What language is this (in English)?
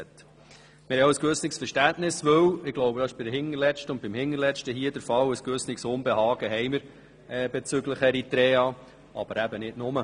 Swiss German